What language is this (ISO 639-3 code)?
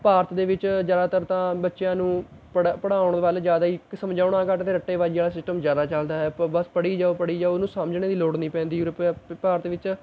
pan